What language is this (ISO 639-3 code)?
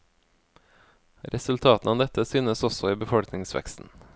nor